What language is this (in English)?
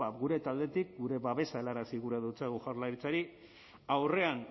Basque